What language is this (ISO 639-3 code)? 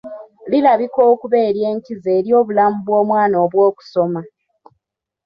lug